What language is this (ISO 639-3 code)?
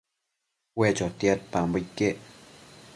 mcf